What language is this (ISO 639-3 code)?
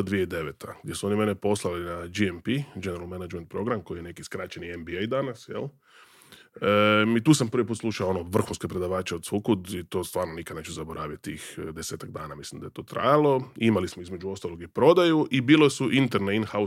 hrv